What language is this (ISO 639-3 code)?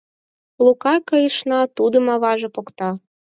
chm